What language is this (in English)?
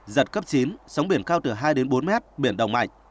Vietnamese